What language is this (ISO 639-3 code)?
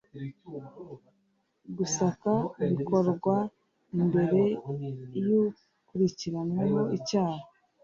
kin